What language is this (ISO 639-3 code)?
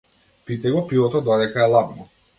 mkd